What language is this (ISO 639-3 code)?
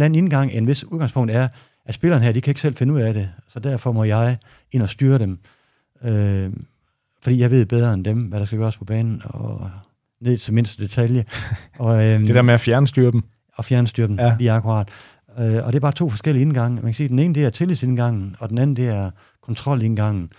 dan